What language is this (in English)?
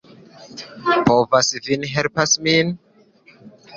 Esperanto